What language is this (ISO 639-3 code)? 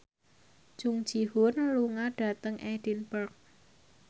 jav